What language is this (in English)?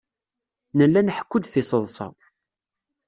Kabyle